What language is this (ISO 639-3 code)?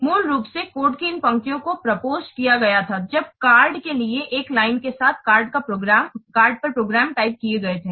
hin